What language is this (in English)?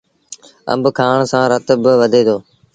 Sindhi Bhil